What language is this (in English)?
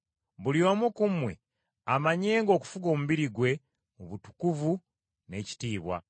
Ganda